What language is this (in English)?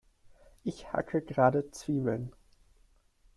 German